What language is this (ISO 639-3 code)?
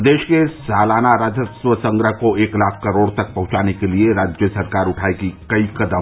hin